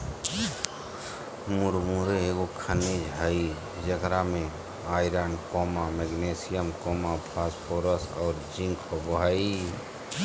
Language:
Magahi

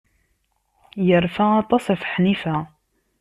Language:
Kabyle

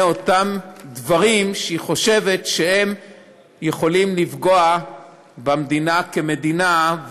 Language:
Hebrew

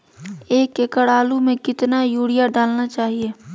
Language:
Magahi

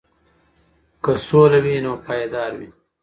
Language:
Pashto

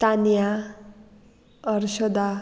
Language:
Konkani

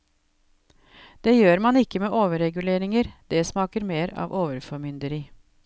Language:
Norwegian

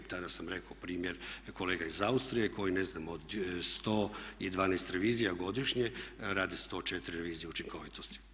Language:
Croatian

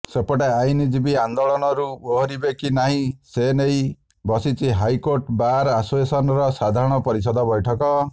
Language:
Odia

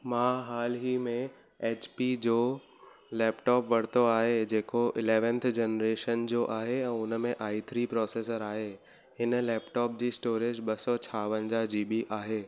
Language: Sindhi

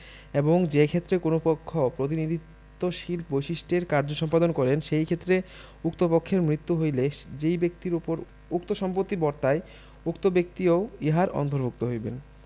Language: Bangla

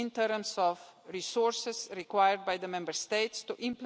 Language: English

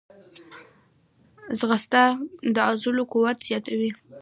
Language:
Pashto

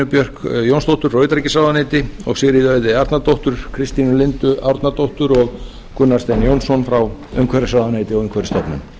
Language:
Icelandic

